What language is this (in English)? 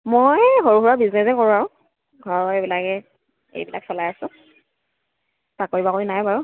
Assamese